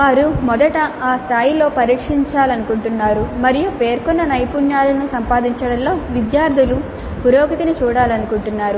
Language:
Telugu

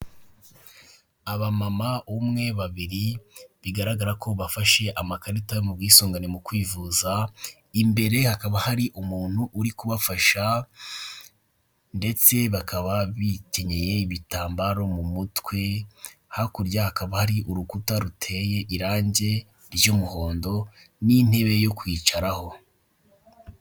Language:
Kinyarwanda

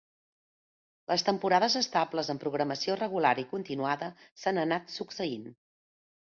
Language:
Catalan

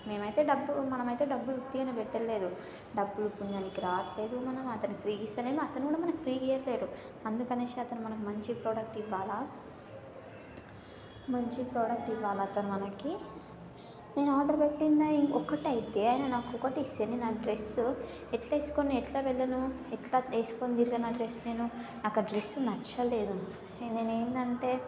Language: Telugu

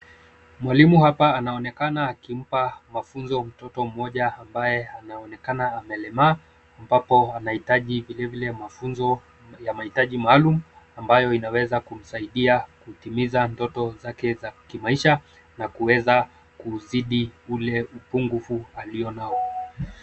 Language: Swahili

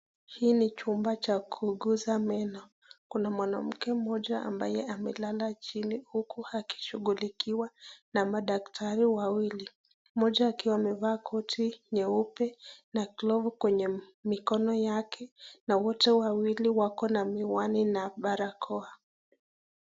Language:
Swahili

